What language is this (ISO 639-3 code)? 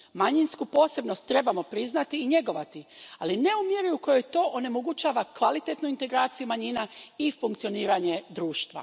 hrv